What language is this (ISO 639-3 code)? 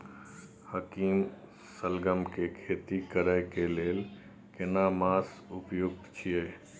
mai